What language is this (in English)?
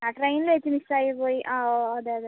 Malayalam